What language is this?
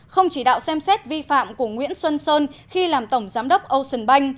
Vietnamese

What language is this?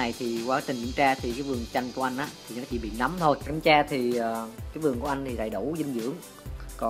Vietnamese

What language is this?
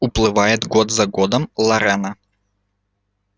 Russian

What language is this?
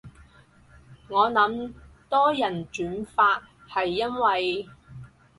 Cantonese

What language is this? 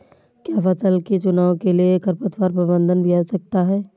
Hindi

